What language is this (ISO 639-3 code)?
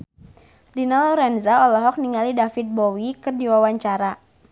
sun